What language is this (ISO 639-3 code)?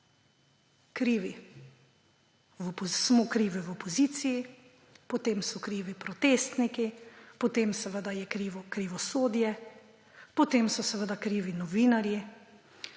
slv